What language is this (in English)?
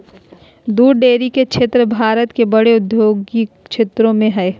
Magahi